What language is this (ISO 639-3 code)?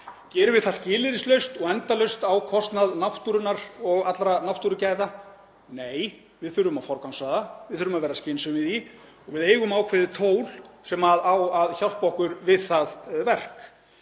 isl